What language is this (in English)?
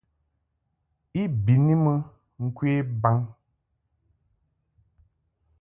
Mungaka